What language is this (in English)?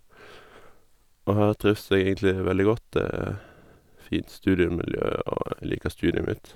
Norwegian